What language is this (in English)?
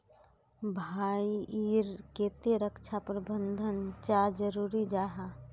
Magahi